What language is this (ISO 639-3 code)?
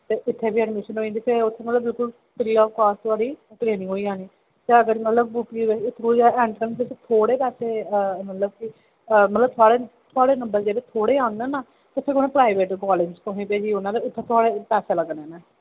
doi